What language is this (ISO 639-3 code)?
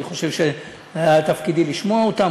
heb